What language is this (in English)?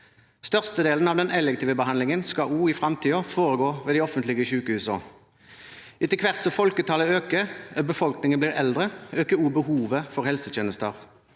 Norwegian